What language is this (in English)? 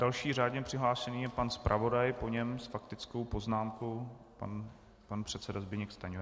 Czech